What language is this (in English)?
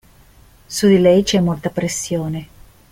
Italian